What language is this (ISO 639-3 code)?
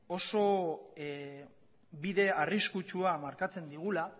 eus